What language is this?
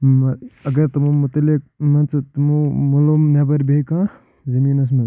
Kashmiri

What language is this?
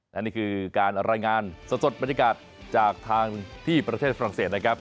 Thai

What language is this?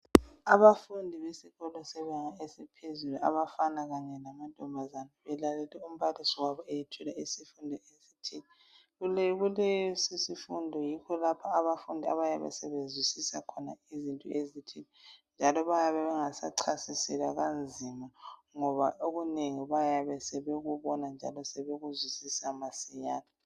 North Ndebele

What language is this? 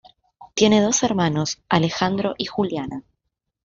Spanish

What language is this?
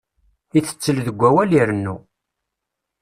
Kabyle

